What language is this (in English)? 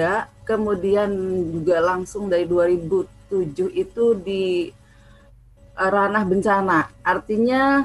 Indonesian